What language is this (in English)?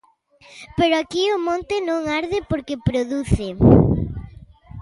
Galician